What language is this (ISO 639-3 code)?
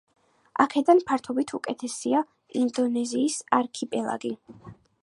kat